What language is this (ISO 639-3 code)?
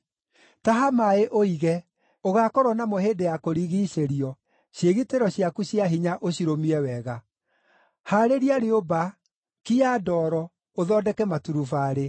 kik